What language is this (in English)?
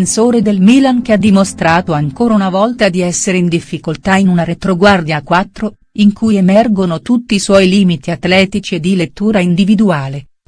Italian